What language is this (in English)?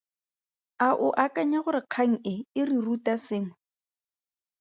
Tswana